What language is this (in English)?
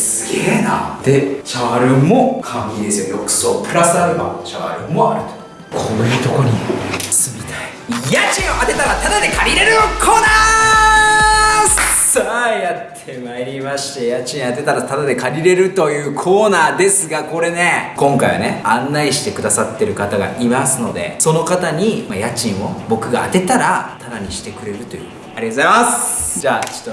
Japanese